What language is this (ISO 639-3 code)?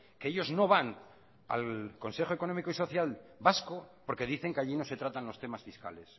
spa